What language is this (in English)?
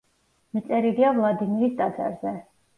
Georgian